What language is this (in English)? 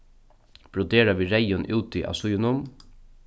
Faroese